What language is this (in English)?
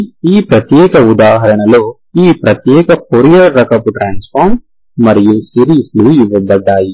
Telugu